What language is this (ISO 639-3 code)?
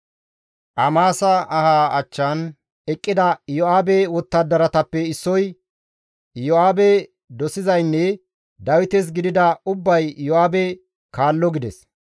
gmv